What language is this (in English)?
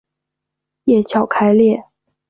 Chinese